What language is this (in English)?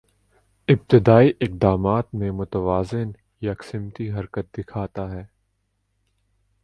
Urdu